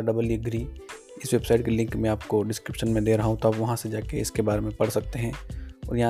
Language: Hindi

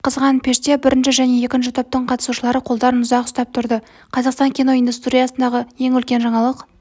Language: Kazakh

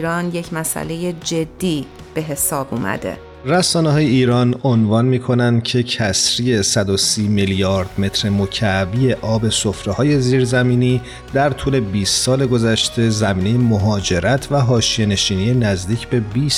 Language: Persian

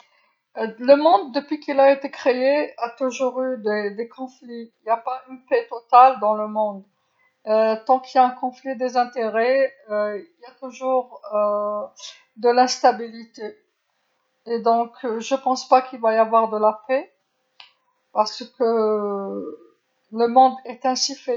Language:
Algerian Arabic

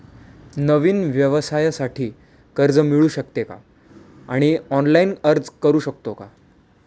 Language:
Marathi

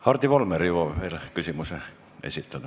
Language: Estonian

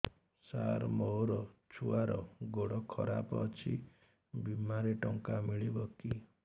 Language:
Odia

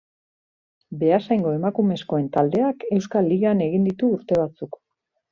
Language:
Basque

